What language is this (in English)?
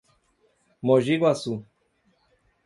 Portuguese